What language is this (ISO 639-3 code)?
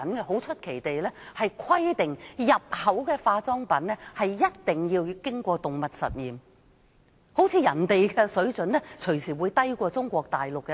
yue